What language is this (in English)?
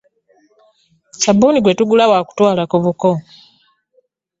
Ganda